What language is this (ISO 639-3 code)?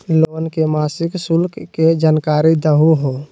mag